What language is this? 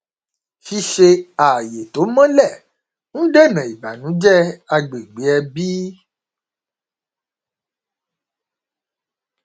Yoruba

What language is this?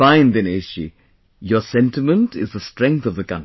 English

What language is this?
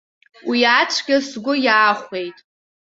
Abkhazian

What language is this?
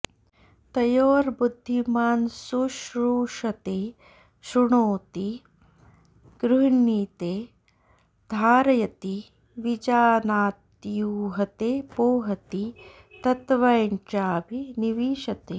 Sanskrit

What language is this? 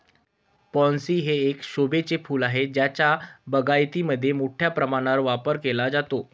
Marathi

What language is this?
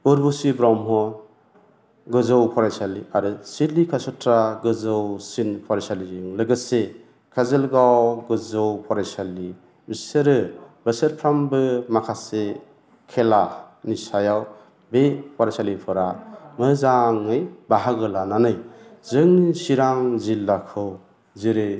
Bodo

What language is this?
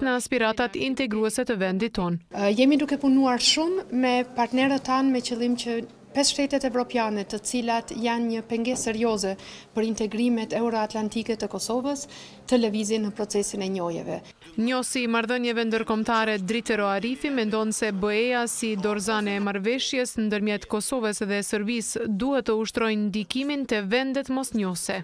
Romanian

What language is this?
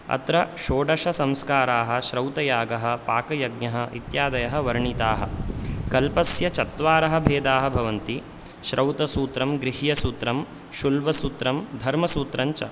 Sanskrit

